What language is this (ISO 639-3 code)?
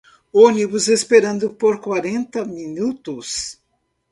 por